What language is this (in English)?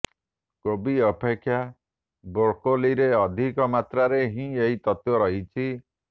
Odia